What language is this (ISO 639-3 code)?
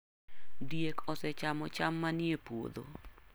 luo